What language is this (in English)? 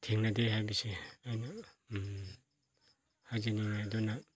Manipuri